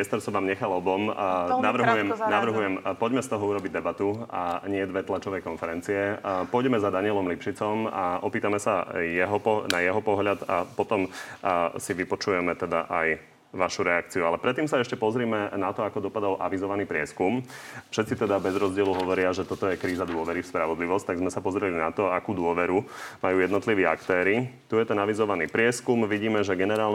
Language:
Slovak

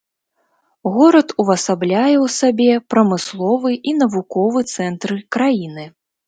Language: Belarusian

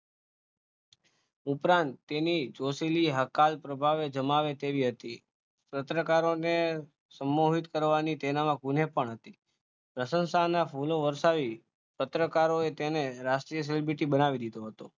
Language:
Gujarati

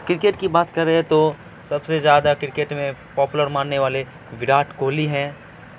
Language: Urdu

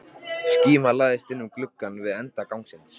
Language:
Icelandic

